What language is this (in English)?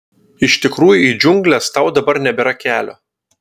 Lithuanian